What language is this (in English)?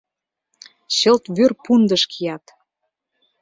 Mari